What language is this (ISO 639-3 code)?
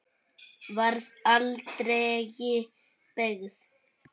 isl